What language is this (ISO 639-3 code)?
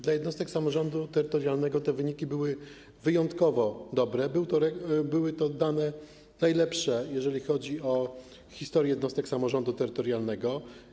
pol